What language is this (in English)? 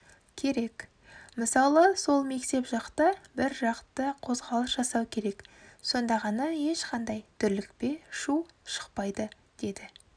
Kazakh